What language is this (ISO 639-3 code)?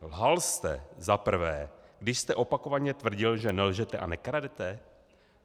ces